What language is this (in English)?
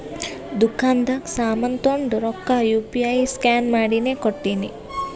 Kannada